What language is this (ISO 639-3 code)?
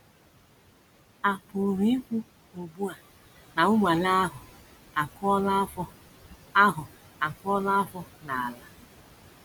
ibo